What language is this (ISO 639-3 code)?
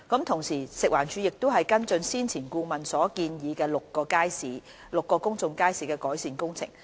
yue